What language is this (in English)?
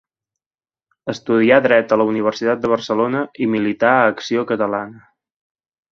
Catalan